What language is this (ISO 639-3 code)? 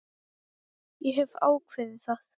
isl